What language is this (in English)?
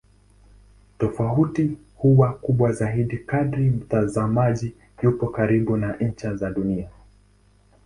Swahili